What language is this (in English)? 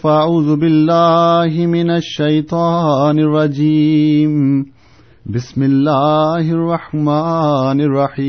Urdu